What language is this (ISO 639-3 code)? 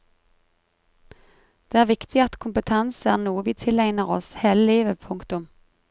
nor